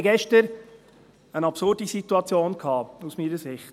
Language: Swiss German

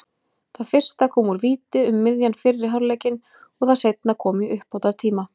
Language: Icelandic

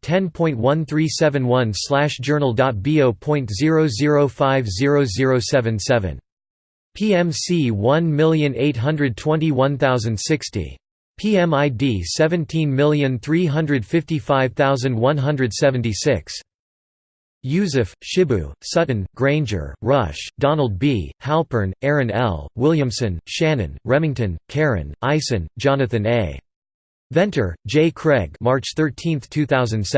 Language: English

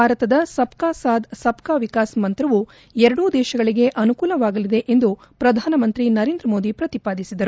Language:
Kannada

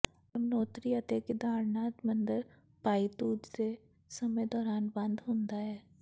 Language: Punjabi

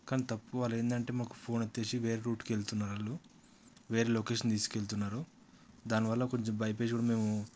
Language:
Telugu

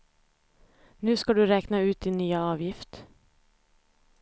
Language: Swedish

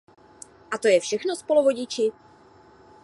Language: Czech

